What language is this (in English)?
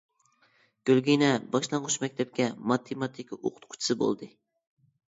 Uyghur